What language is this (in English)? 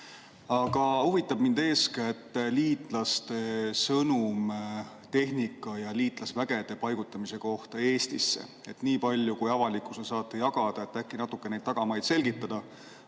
Estonian